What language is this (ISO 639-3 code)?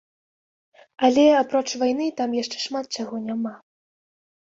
bel